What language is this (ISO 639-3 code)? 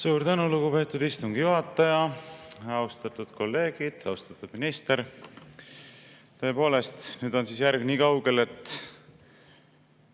est